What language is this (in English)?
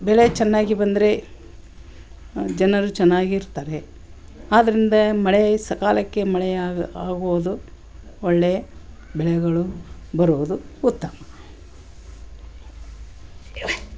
Kannada